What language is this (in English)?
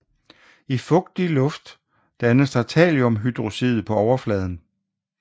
Danish